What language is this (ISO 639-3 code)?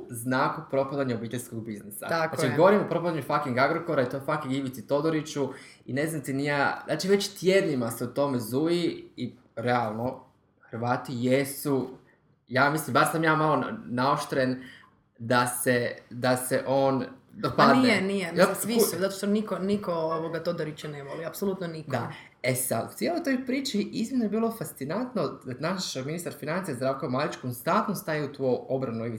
hrv